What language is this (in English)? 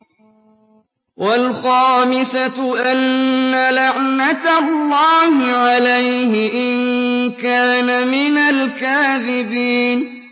Arabic